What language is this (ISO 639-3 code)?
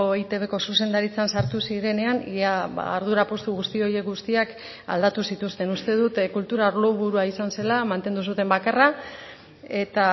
eus